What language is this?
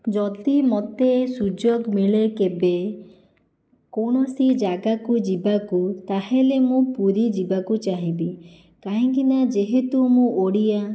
Odia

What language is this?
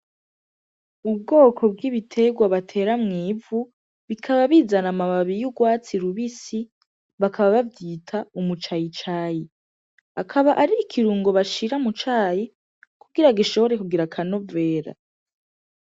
Rundi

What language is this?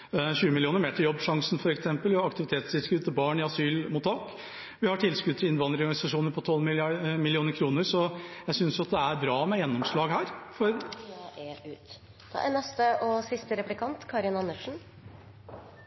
Norwegian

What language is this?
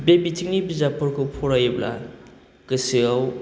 Bodo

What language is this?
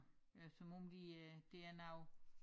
Danish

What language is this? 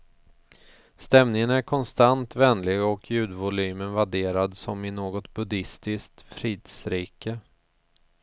Swedish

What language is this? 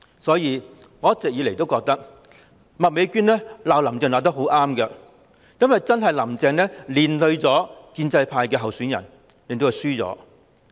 Cantonese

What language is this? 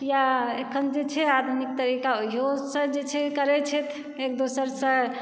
Maithili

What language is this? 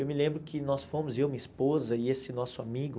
Portuguese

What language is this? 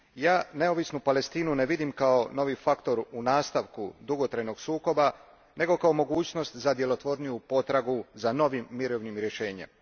Croatian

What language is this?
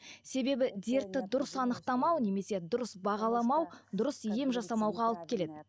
Kazakh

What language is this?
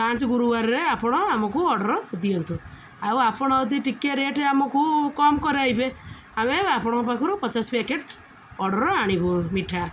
Odia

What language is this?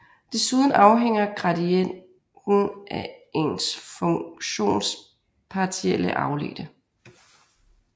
Danish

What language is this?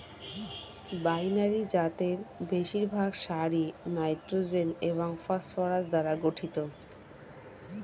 Bangla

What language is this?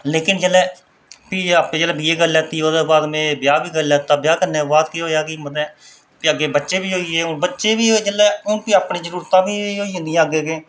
Dogri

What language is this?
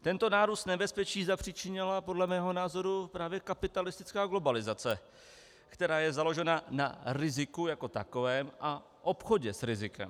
Czech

